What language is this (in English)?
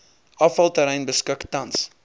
Afrikaans